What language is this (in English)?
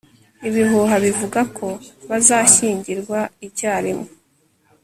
Kinyarwanda